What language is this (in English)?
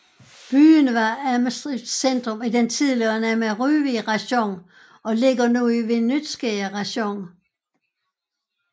Danish